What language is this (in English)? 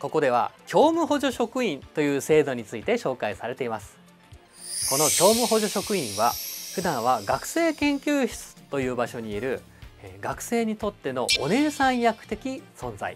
Japanese